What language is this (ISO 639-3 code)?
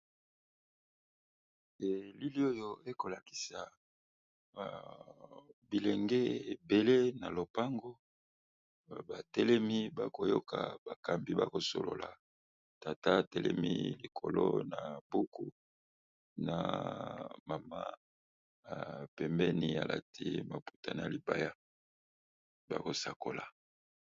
lin